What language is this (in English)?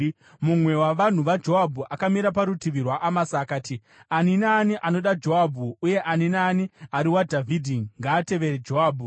Shona